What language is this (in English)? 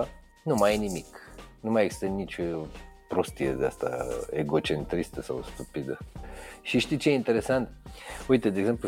Romanian